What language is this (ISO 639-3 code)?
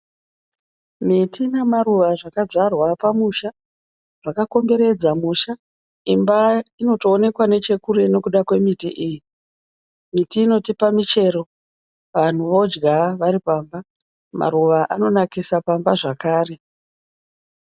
sna